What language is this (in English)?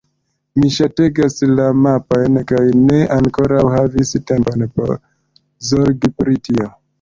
Esperanto